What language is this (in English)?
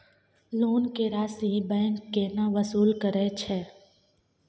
Maithili